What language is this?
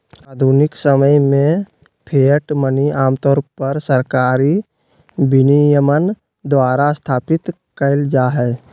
Magahi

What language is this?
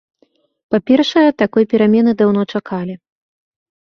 Belarusian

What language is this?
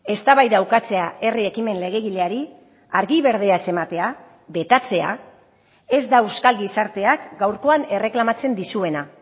Basque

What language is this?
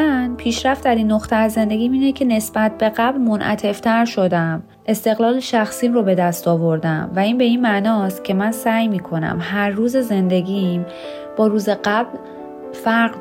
Persian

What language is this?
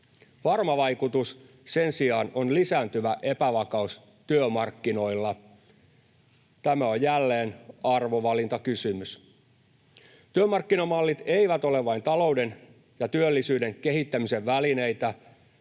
Finnish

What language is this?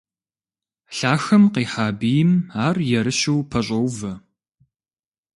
Kabardian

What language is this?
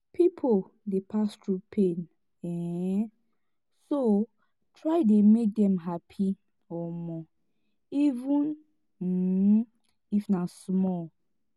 Nigerian Pidgin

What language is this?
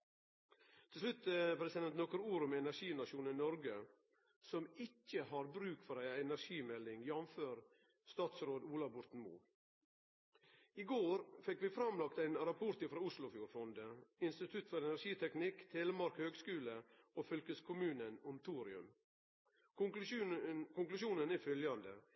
Norwegian Nynorsk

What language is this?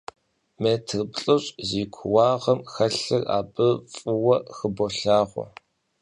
Kabardian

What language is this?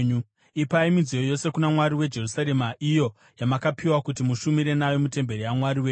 Shona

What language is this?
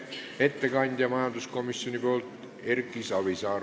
Estonian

